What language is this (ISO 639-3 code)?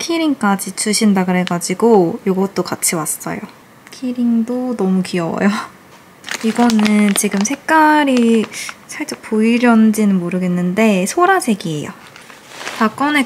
kor